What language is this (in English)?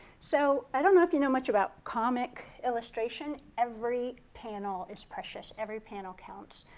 English